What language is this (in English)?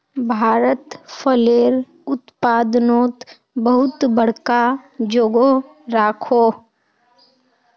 Magahi